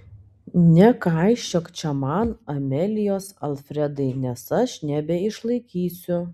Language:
Lithuanian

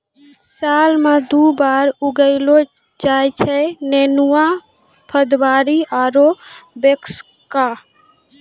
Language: Maithili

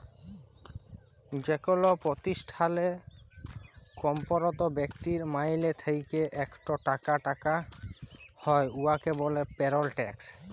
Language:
Bangla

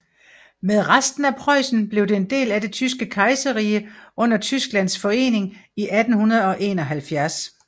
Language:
Danish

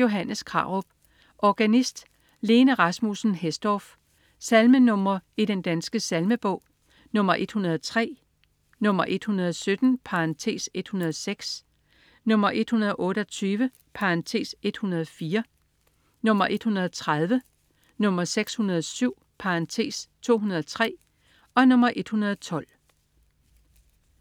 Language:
Danish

